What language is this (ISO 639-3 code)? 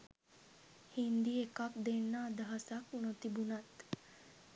sin